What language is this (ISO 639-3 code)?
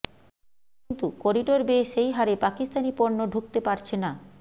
ben